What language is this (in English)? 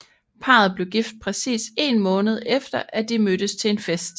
Danish